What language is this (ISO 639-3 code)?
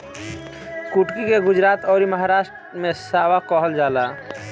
bho